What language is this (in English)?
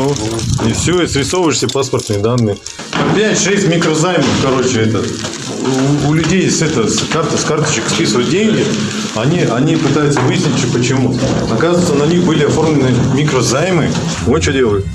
Russian